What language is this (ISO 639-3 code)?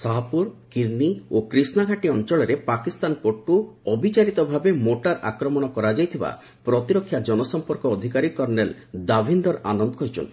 ori